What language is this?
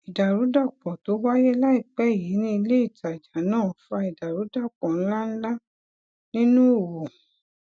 Yoruba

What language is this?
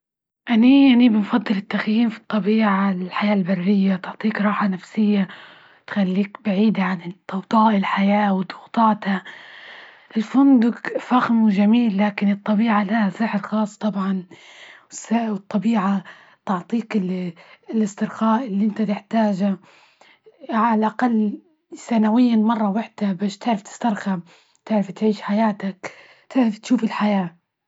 Libyan Arabic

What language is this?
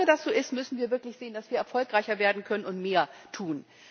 German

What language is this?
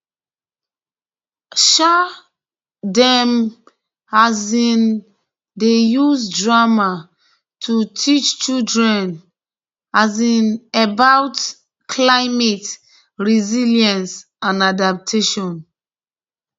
Nigerian Pidgin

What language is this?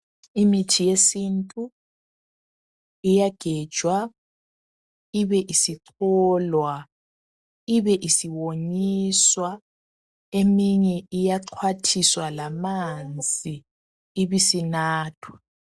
North Ndebele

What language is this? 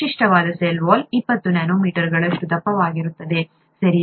Kannada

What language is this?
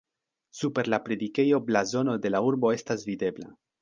Esperanto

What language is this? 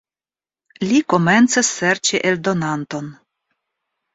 Esperanto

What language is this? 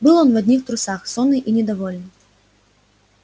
Russian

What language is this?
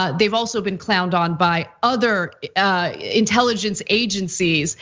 English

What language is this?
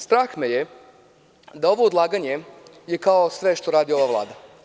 Serbian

